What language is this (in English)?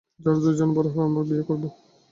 Bangla